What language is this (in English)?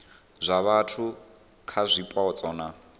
Venda